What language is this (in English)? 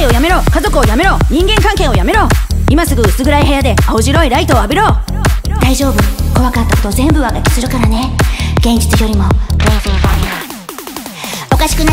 Japanese